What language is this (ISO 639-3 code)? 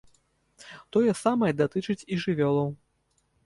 bel